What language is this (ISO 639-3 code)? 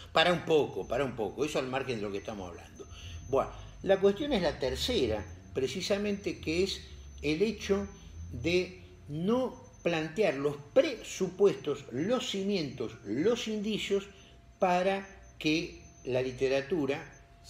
spa